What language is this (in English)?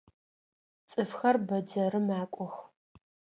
Adyghe